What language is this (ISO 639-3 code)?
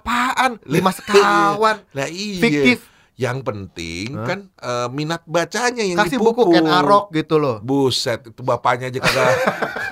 ind